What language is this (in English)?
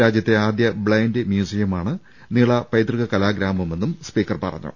Malayalam